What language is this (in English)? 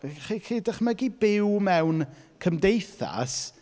Welsh